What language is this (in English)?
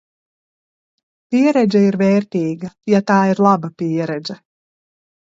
Latvian